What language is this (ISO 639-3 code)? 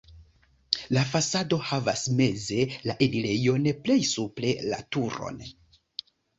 epo